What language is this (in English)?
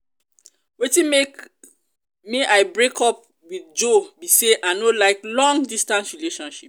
Nigerian Pidgin